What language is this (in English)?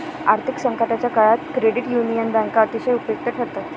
Marathi